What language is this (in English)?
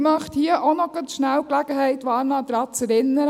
Swiss German